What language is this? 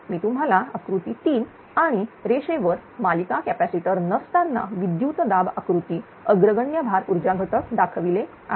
Marathi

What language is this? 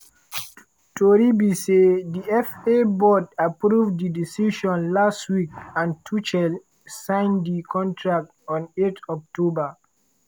Nigerian Pidgin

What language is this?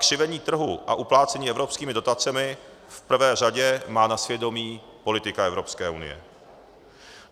Czech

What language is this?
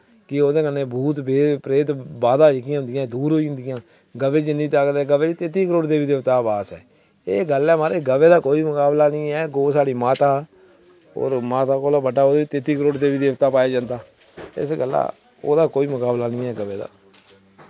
Dogri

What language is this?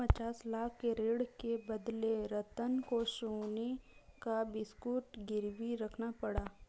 Hindi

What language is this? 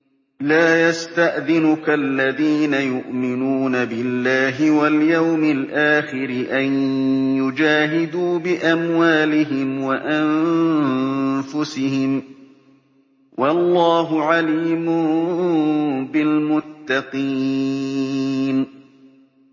Arabic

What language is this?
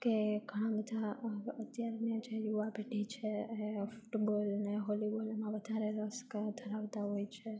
Gujarati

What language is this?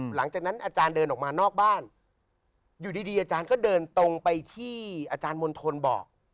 Thai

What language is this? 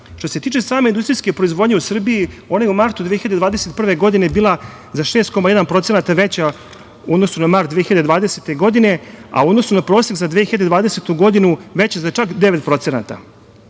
Serbian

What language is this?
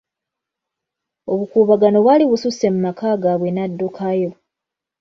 Ganda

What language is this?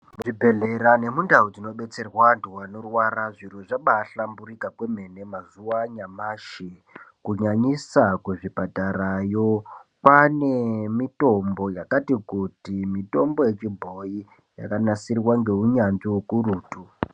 Ndau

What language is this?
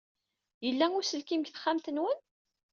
Kabyle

